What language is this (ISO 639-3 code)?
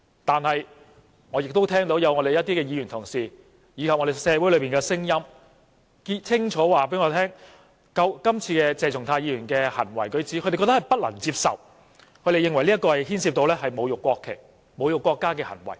yue